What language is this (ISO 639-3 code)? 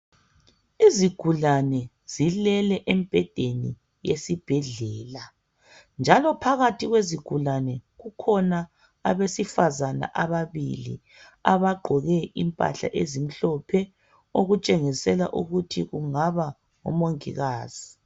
nde